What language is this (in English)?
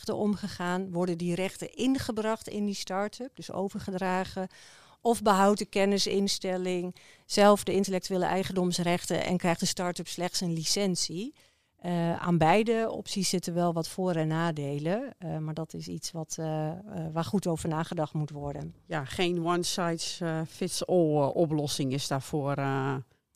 Dutch